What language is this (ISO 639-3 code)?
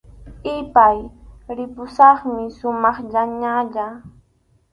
qxu